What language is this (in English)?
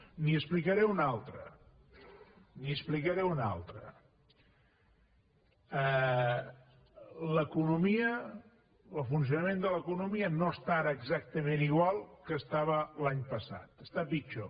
Catalan